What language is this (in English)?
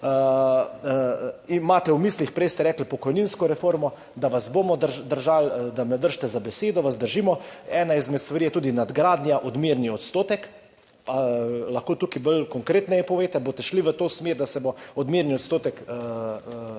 Slovenian